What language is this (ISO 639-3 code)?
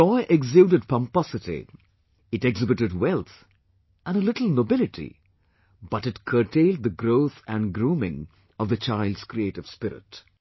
eng